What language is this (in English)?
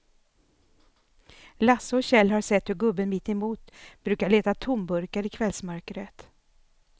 Swedish